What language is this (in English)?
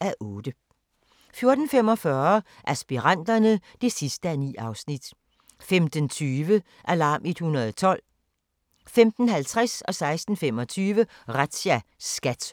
Danish